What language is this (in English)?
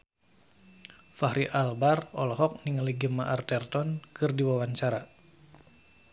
Sundanese